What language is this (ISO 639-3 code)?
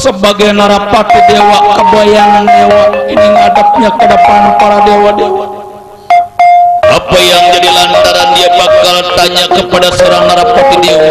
ind